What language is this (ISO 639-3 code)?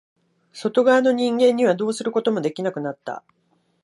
jpn